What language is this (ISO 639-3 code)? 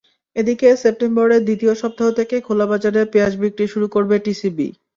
ben